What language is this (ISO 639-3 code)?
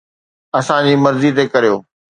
snd